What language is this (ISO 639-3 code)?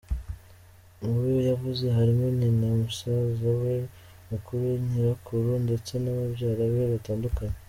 kin